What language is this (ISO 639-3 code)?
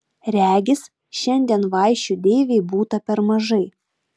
lit